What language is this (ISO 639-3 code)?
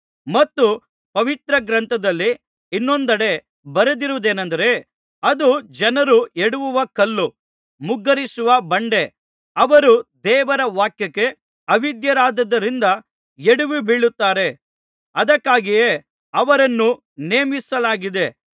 kan